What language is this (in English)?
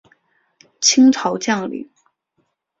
Chinese